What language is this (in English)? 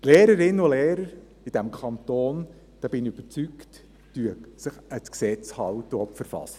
Swiss German